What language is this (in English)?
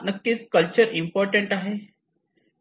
Marathi